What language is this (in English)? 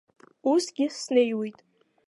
Abkhazian